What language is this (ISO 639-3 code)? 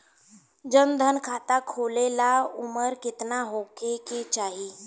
bho